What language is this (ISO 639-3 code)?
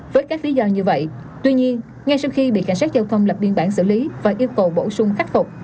vie